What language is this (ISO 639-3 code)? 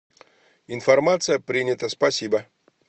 rus